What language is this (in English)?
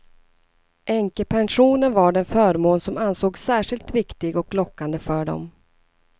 Swedish